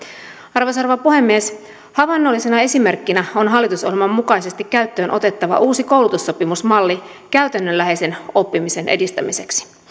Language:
Finnish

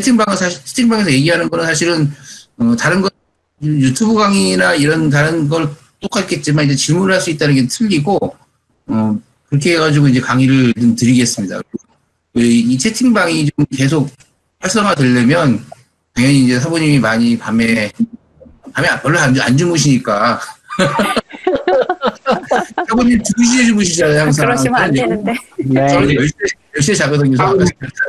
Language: Korean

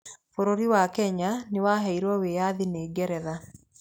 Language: Kikuyu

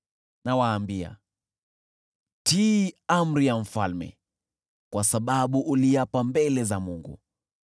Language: Swahili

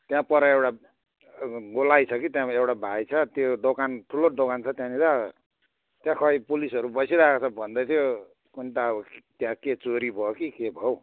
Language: Nepali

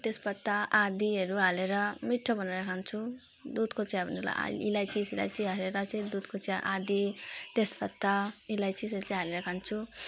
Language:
Nepali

